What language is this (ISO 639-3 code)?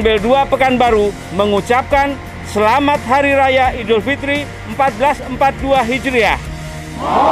ind